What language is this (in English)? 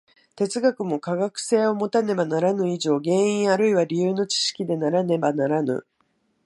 Japanese